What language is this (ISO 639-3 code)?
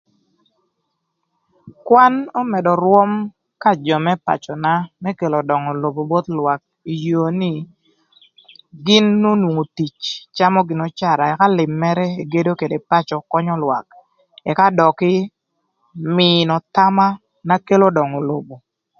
lth